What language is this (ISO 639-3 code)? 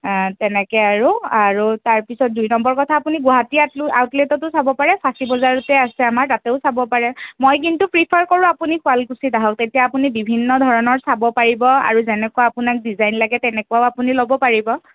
asm